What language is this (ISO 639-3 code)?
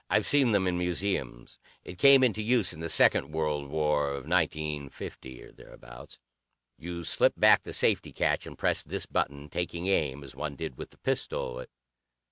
eng